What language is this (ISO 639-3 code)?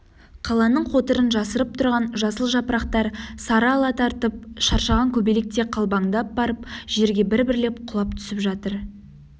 kaz